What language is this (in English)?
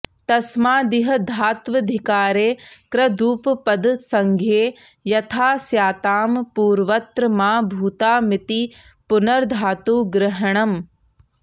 Sanskrit